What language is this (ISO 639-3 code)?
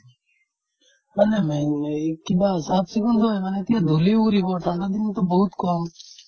asm